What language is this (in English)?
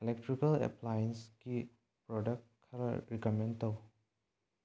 Manipuri